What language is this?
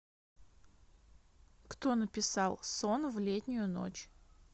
Russian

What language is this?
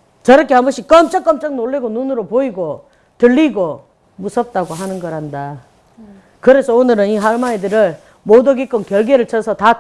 Korean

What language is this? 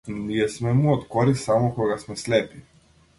Macedonian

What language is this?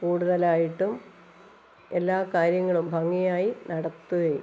Malayalam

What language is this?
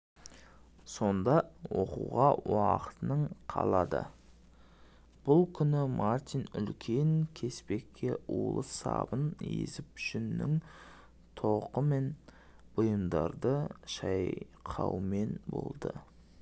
Kazakh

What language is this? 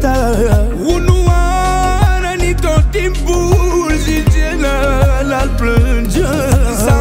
Romanian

